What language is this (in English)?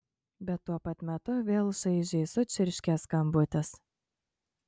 Lithuanian